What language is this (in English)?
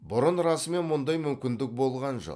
Kazakh